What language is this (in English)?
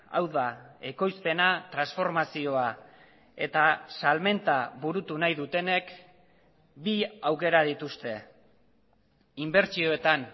Basque